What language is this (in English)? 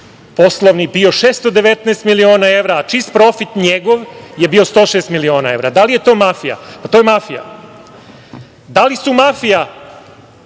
Serbian